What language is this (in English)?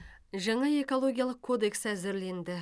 Kazakh